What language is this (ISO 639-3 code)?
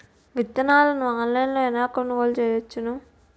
tel